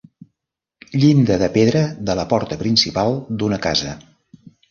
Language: Catalan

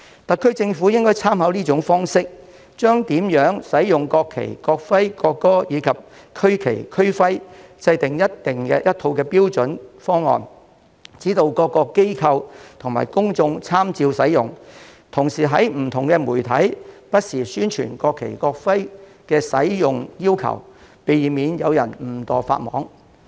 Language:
Cantonese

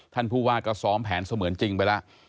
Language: Thai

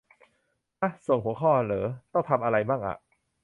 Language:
Thai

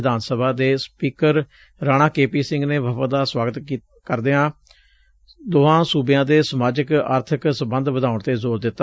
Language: Punjabi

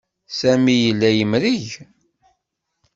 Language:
Kabyle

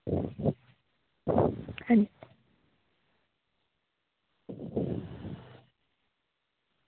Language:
Dogri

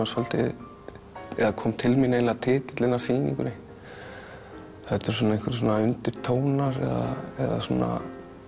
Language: Icelandic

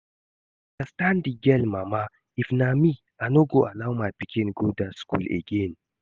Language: Nigerian Pidgin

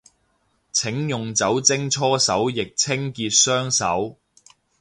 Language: Cantonese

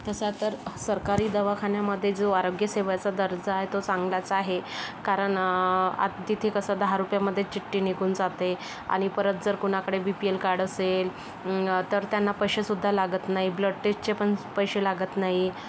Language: Marathi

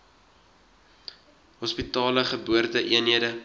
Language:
Afrikaans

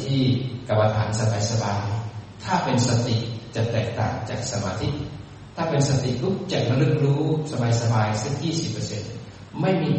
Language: Thai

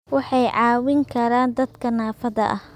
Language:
Somali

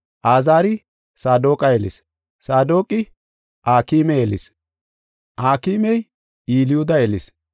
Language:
Gofa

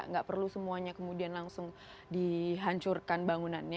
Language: Indonesian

